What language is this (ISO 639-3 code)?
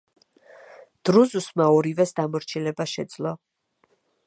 kat